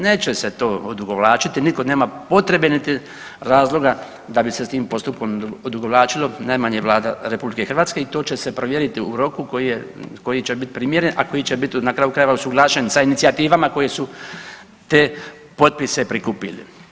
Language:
Croatian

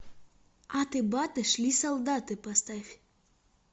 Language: Russian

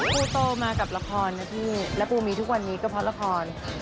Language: Thai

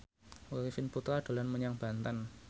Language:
Javanese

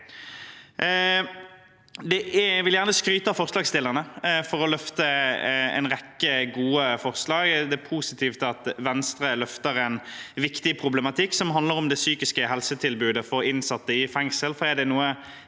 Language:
Norwegian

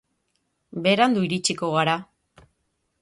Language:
Basque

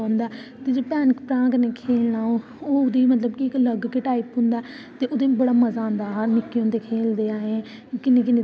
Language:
Dogri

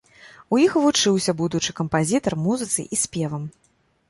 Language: Belarusian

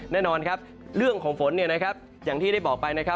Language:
Thai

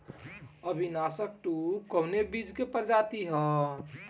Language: Bhojpuri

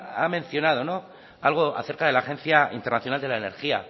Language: Spanish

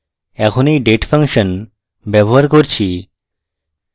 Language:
Bangla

